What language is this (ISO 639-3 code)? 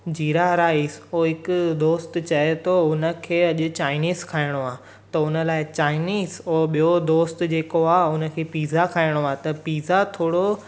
snd